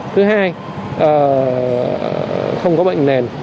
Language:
Vietnamese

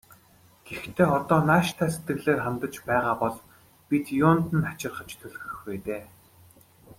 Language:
Mongolian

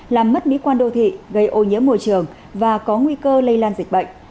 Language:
Vietnamese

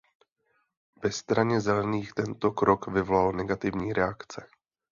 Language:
Czech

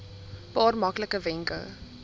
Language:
Afrikaans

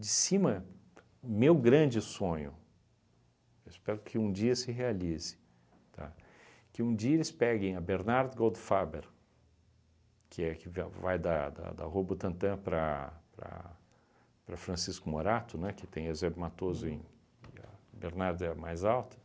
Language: Portuguese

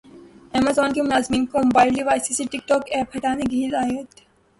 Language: Urdu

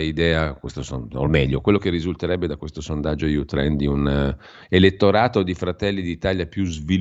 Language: Italian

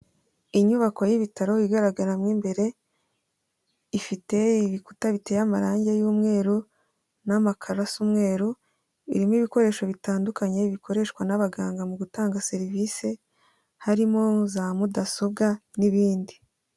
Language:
Kinyarwanda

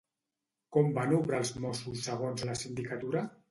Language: Catalan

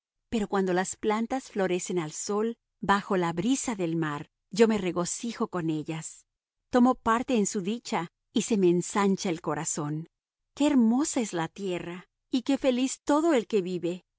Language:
Spanish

